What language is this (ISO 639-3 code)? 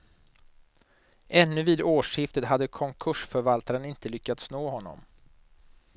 swe